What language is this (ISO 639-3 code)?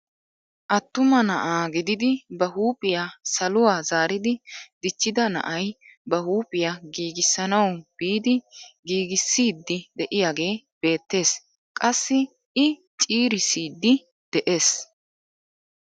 wal